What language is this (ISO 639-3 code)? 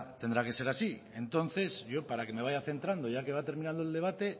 spa